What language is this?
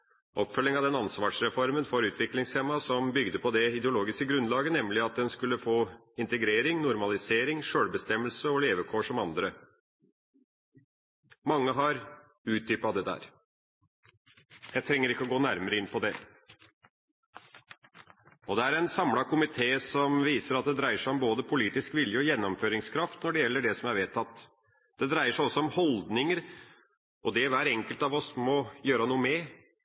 Norwegian Bokmål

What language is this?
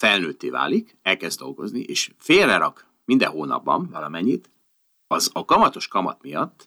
Hungarian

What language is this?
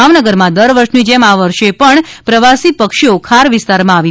Gujarati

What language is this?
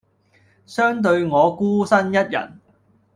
Cantonese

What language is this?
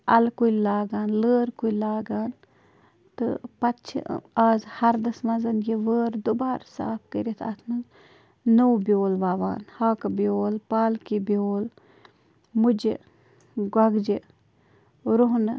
Kashmiri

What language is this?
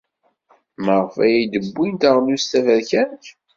Kabyle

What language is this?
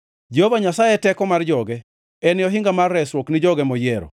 Luo (Kenya and Tanzania)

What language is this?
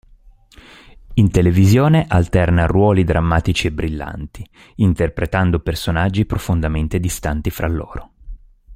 Italian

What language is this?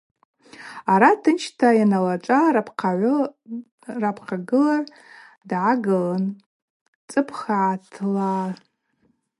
Abaza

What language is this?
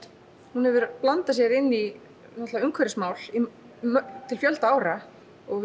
Icelandic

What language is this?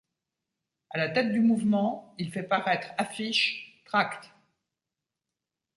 French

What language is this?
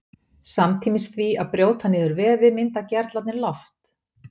Icelandic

